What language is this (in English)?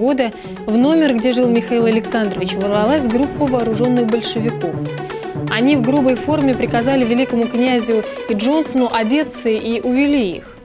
Russian